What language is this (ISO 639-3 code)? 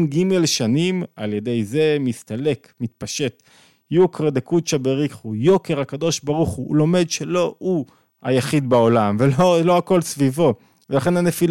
heb